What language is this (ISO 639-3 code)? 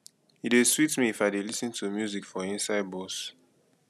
pcm